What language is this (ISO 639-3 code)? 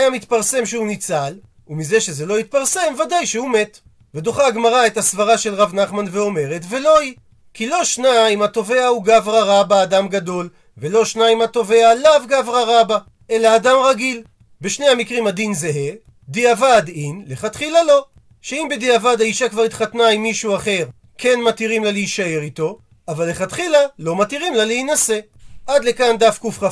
heb